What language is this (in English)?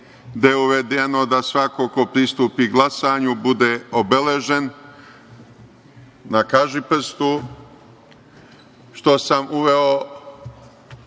Serbian